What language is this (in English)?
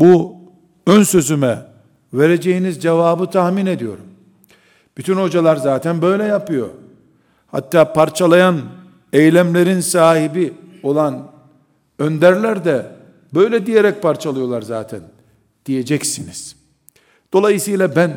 Turkish